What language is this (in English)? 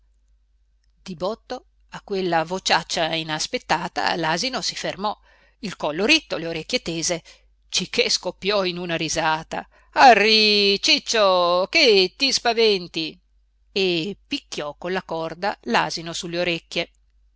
Italian